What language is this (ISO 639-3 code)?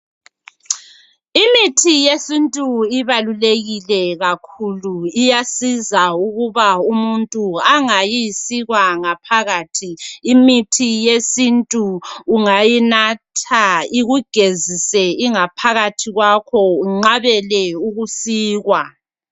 nde